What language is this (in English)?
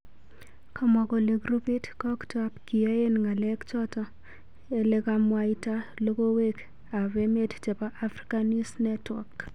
Kalenjin